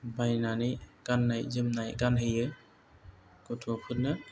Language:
Bodo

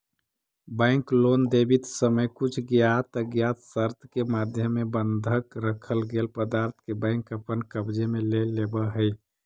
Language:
Magahi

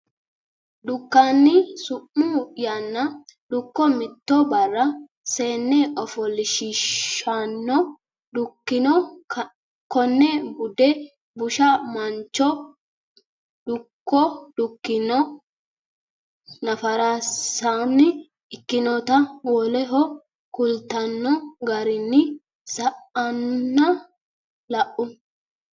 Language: Sidamo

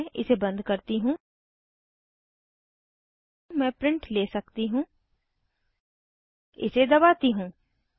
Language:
Hindi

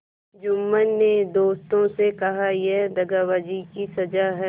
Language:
Hindi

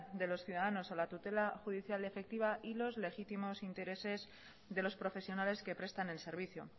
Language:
Spanish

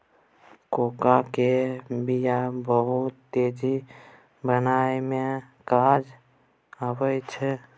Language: Maithili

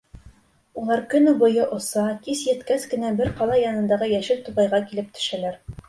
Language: Bashkir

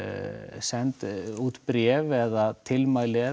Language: Icelandic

